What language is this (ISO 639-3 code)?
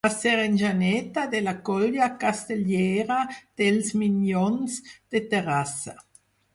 cat